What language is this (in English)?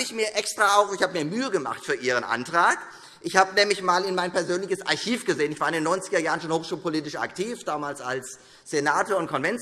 German